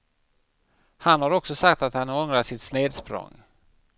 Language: Swedish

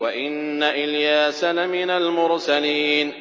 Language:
Arabic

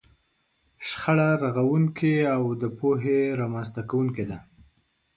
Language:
Pashto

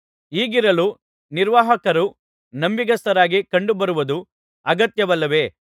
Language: Kannada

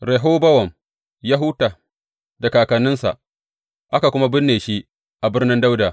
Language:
Hausa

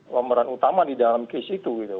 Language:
Indonesian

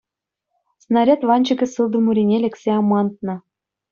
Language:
Chuvash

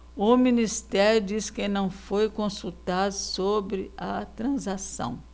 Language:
Portuguese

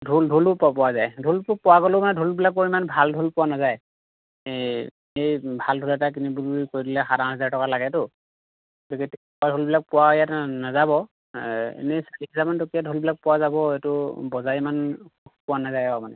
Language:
Assamese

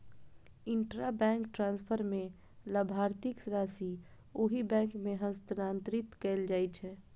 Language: Maithili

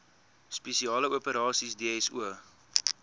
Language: Afrikaans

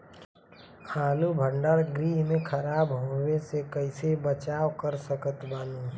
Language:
Bhojpuri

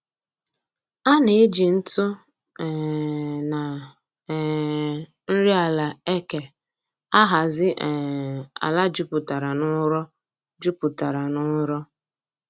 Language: Igbo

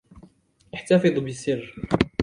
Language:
Arabic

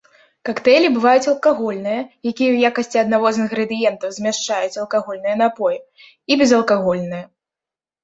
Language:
Belarusian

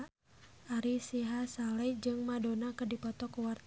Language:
Sundanese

